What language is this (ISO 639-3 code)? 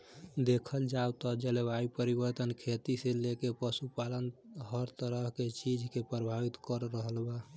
bho